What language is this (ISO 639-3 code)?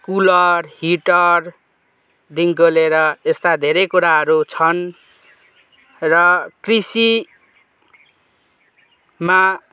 nep